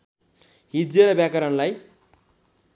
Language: Nepali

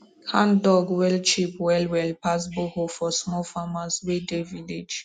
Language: Nigerian Pidgin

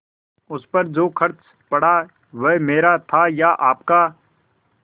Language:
Hindi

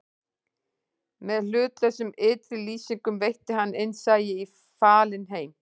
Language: Icelandic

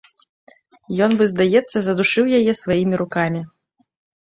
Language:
Belarusian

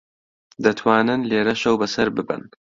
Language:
Central Kurdish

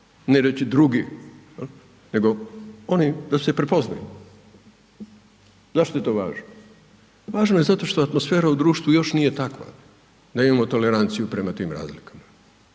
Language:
Croatian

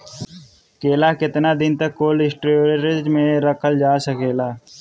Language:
Bhojpuri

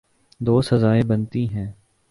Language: Urdu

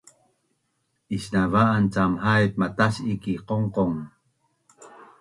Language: Bunun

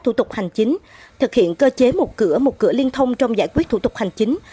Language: Vietnamese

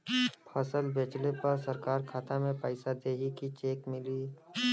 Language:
Bhojpuri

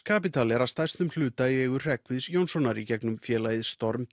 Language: Icelandic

